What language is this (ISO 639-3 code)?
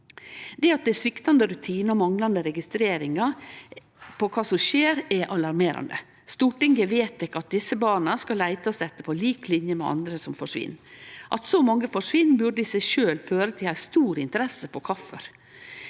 nor